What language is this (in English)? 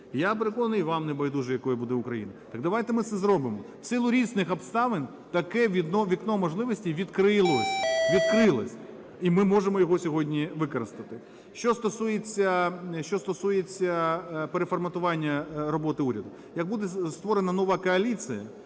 Ukrainian